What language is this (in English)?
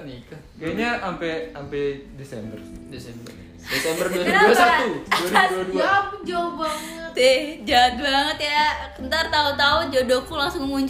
Indonesian